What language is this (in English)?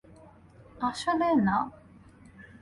Bangla